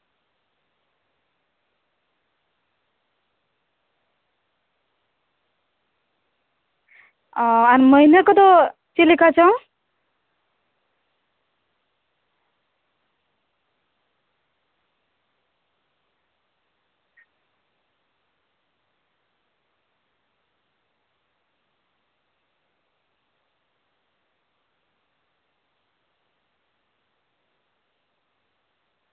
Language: Santali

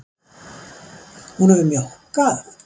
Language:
Icelandic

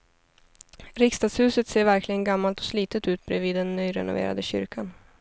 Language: Swedish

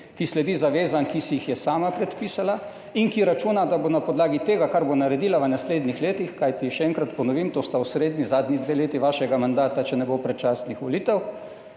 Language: Slovenian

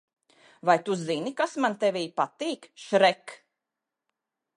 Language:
Latvian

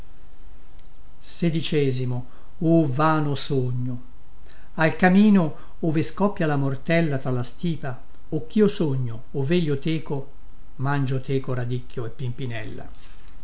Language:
Italian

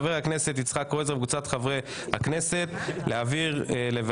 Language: Hebrew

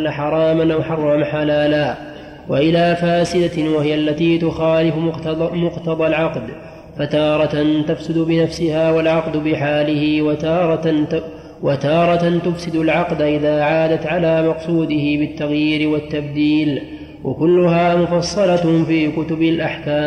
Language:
Arabic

